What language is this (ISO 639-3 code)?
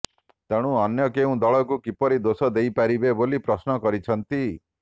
ori